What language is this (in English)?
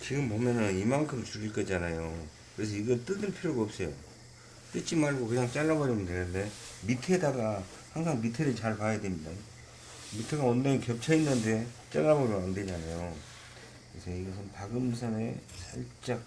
Korean